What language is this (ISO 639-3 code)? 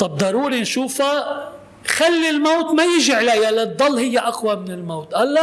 ara